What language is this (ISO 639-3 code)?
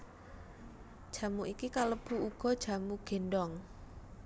jav